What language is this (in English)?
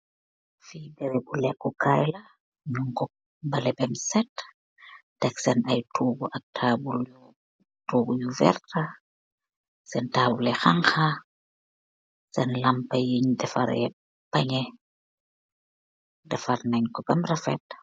Wolof